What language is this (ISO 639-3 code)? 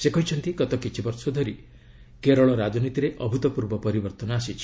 ori